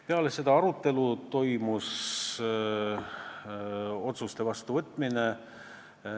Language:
Estonian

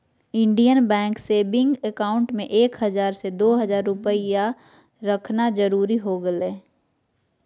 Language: Magahi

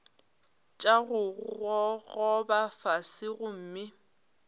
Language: Northern Sotho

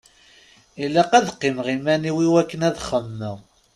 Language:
Kabyle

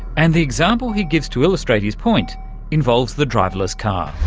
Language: English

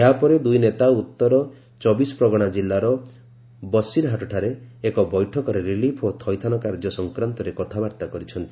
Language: Odia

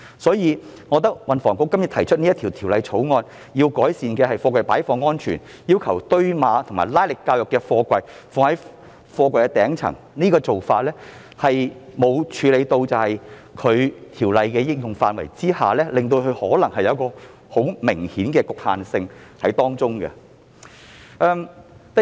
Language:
Cantonese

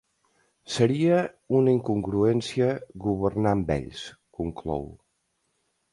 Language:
Catalan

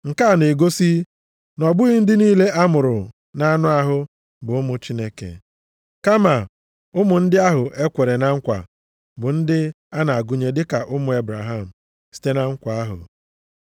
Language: Igbo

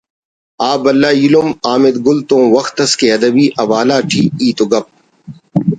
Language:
Brahui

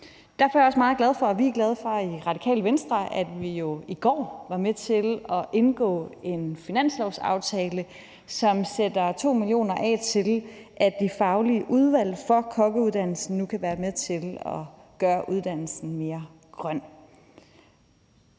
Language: Danish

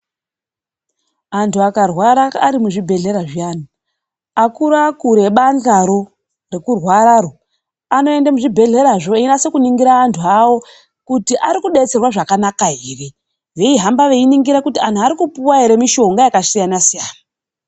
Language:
Ndau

